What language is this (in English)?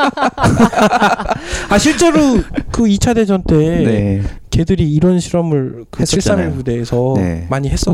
Korean